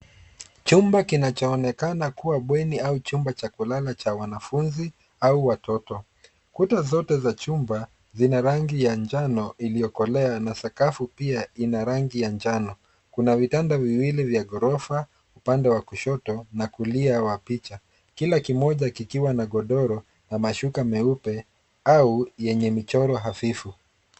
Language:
Swahili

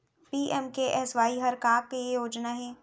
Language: Chhattisgarhi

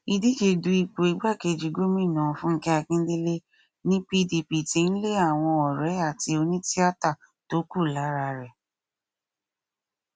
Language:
Yoruba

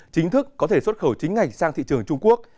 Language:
Vietnamese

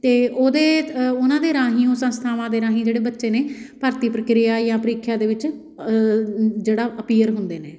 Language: Punjabi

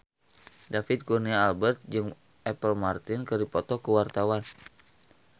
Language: Sundanese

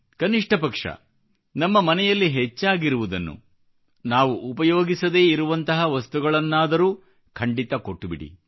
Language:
Kannada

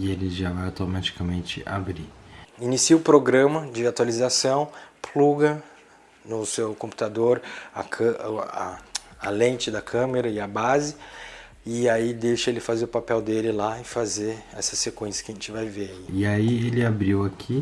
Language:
Portuguese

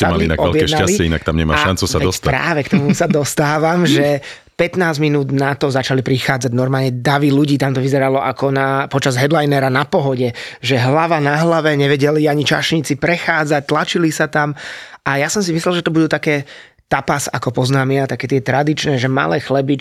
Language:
Slovak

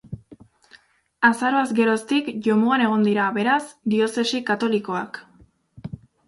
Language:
Basque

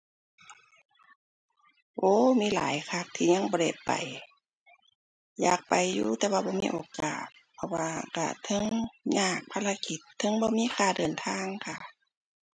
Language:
Thai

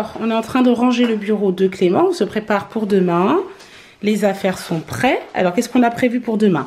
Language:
French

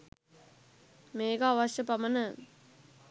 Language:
Sinhala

